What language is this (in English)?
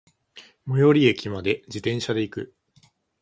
Japanese